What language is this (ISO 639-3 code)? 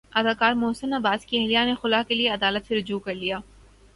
urd